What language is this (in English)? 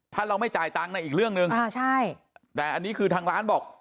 Thai